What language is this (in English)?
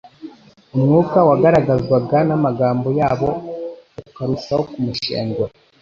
Kinyarwanda